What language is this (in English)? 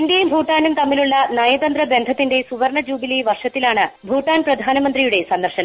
Malayalam